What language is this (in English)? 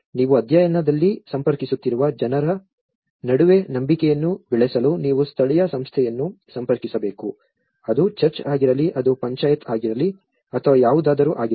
Kannada